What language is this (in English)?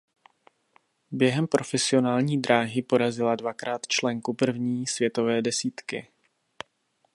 Czech